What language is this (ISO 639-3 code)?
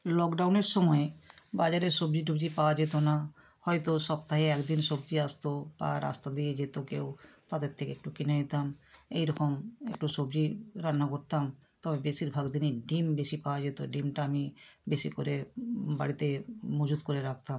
ben